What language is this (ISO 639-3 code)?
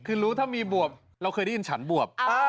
tha